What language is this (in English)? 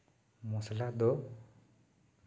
Santali